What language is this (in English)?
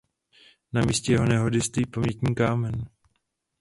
Czech